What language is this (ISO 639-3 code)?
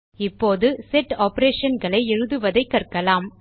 tam